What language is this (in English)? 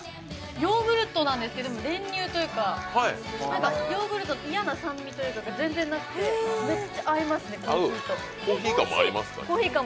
Japanese